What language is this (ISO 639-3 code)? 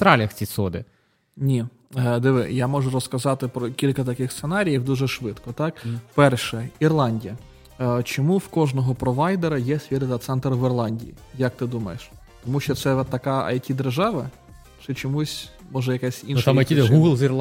ukr